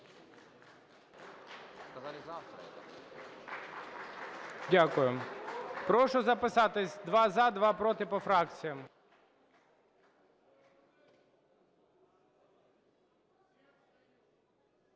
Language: Ukrainian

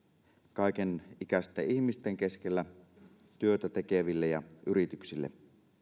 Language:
Finnish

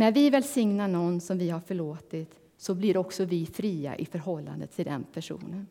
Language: Swedish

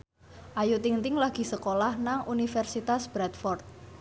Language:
Javanese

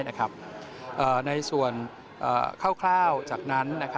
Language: Thai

